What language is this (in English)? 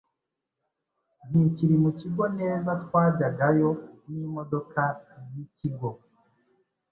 Kinyarwanda